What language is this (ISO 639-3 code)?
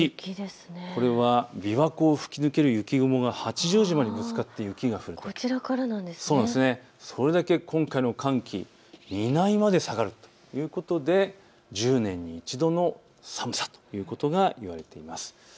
jpn